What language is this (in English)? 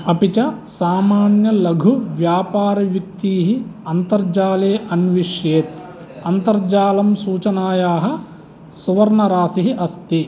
Sanskrit